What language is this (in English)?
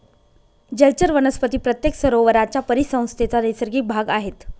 Marathi